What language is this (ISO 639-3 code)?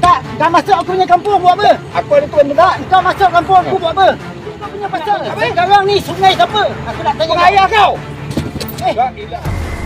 msa